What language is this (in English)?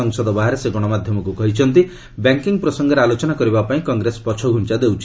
Odia